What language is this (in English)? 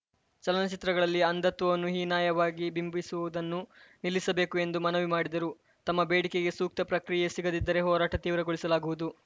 Kannada